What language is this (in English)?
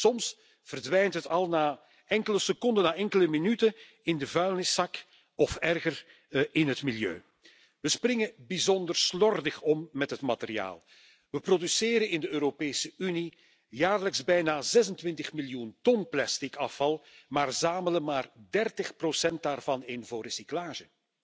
Dutch